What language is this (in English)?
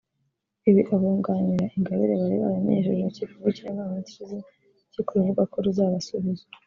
Kinyarwanda